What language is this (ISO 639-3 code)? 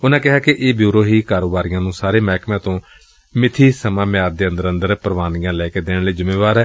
pan